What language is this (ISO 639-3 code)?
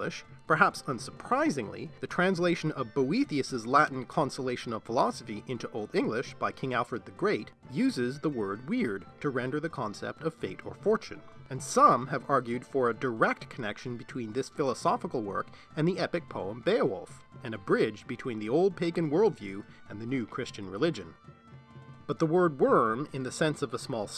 eng